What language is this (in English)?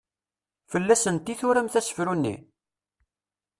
Kabyle